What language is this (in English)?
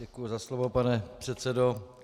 Czech